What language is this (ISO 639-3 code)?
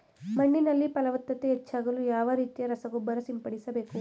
kan